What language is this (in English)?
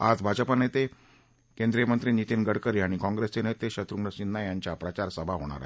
Marathi